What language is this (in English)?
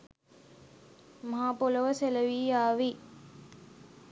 Sinhala